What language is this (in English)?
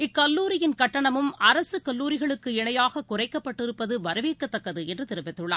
Tamil